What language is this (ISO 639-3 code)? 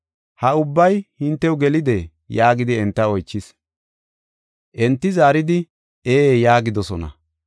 gof